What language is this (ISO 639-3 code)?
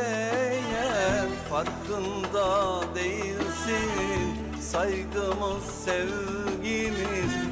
tur